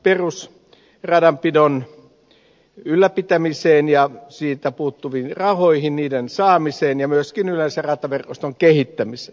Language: Finnish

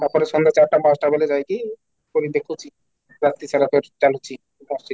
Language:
Odia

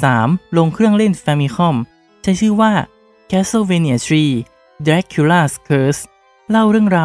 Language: Thai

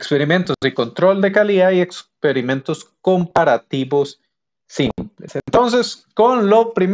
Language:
Spanish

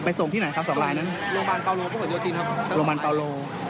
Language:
Thai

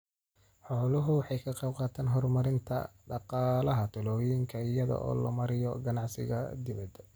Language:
Somali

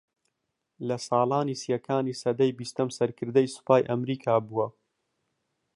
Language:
Central Kurdish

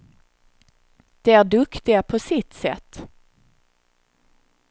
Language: Swedish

